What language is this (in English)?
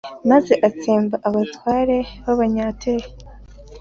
Kinyarwanda